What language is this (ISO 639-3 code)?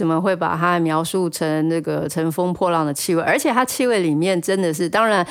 zho